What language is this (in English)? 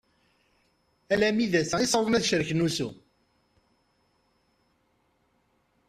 Kabyle